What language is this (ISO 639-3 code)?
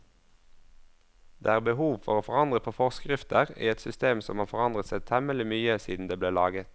nor